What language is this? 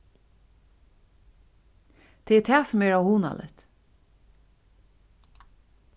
Faroese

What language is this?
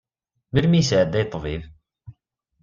Kabyle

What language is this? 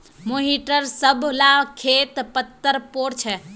Magahi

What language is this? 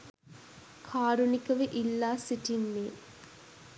Sinhala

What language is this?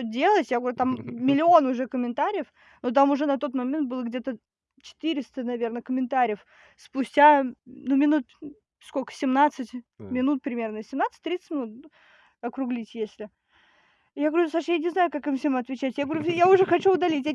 Russian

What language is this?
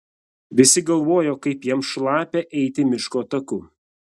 Lithuanian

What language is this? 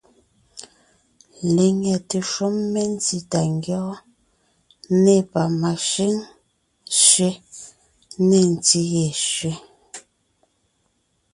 Ngiemboon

